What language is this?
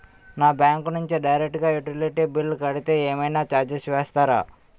Telugu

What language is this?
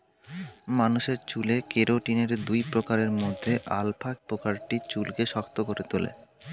Bangla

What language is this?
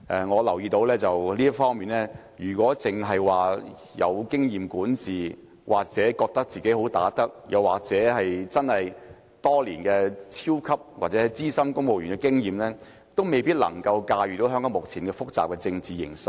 Cantonese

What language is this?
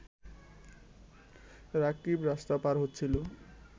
Bangla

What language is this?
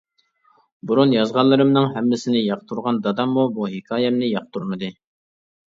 Uyghur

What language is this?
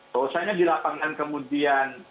Indonesian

